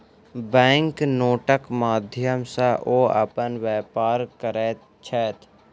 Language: Maithili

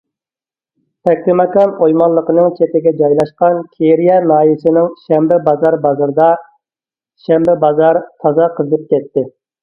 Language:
Uyghur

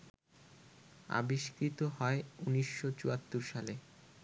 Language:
Bangla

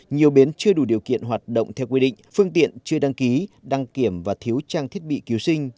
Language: Vietnamese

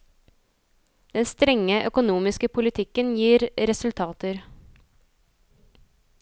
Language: Norwegian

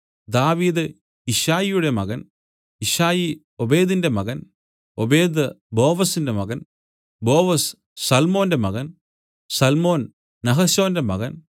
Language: Malayalam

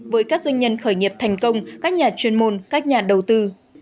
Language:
Vietnamese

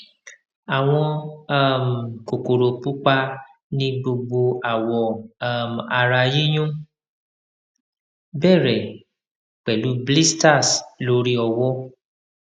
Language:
Yoruba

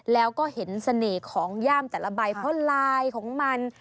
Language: Thai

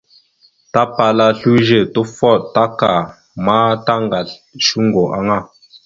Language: Mada (Cameroon)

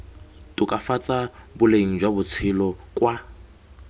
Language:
Tswana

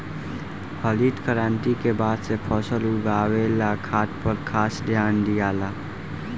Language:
Bhojpuri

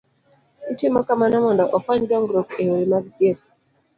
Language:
Luo (Kenya and Tanzania)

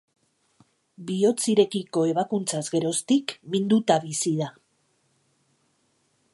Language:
Basque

